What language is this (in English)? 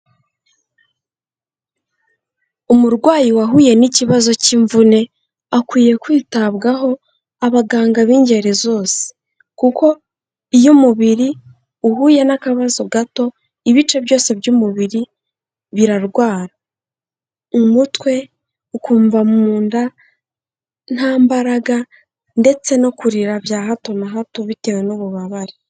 Kinyarwanda